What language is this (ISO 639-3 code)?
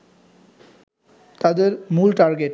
ben